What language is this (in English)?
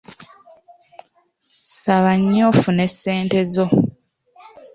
Ganda